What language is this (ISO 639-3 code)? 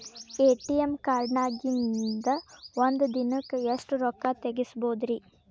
kan